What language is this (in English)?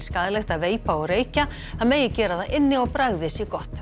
Icelandic